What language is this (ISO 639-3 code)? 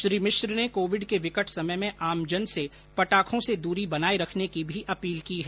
hin